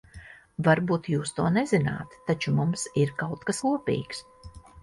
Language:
Latvian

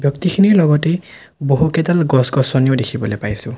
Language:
Assamese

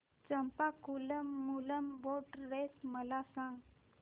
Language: Marathi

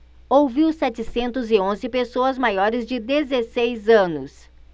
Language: Portuguese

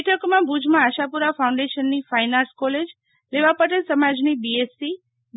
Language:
Gujarati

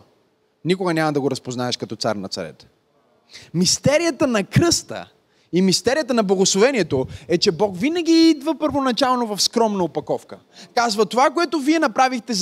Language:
Bulgarian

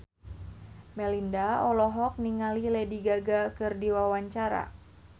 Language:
Sundanese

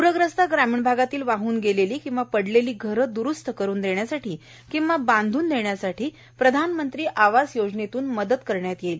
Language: Marathi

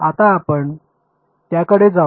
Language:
Marathi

